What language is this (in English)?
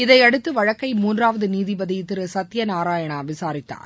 Tamil